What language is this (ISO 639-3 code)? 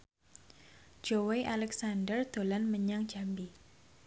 jav